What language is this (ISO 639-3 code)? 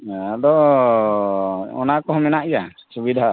sat